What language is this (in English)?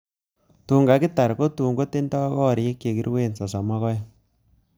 Kalenjin